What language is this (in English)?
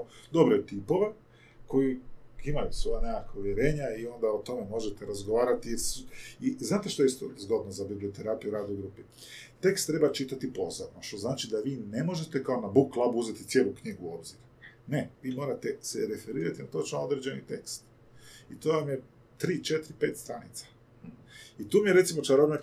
Croatian